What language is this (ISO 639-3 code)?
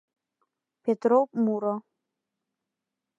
chm